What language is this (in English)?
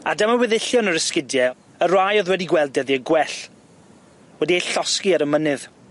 Welsh